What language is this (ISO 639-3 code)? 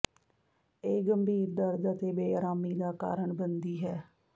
pan